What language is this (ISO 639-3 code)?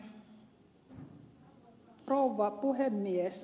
fin